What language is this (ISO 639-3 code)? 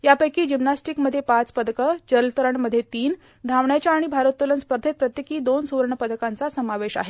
mar